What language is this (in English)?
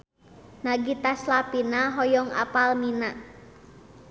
Sundanese